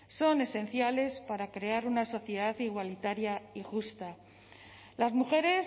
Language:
Spanish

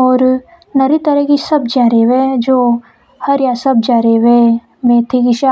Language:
Hadothi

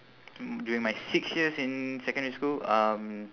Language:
English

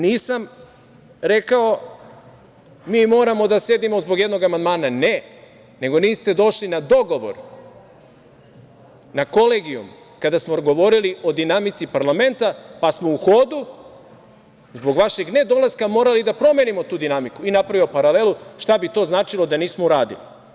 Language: Serbian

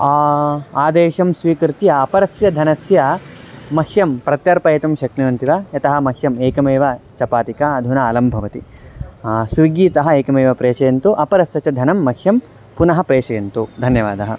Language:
Sanskrit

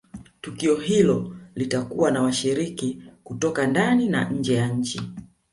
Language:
Swahili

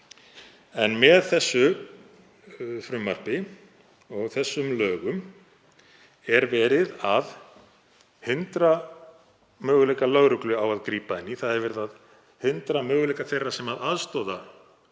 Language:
Icelandic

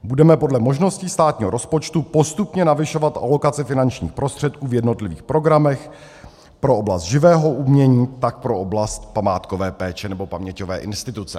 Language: Czech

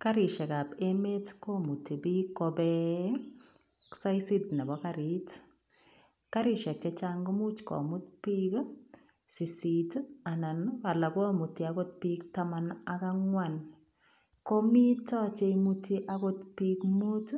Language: Kalenjin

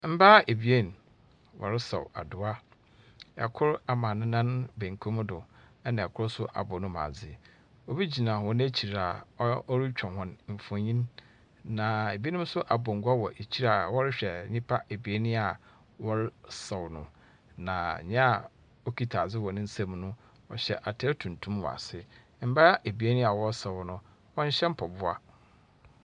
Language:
Akan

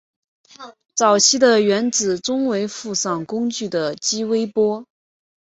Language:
Chinese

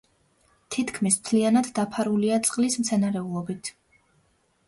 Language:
Georgian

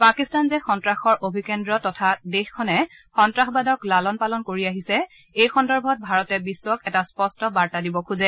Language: Assamese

